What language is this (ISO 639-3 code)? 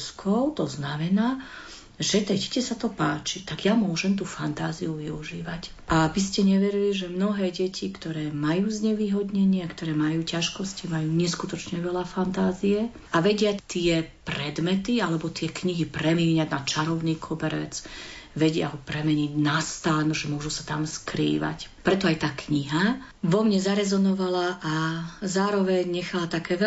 slk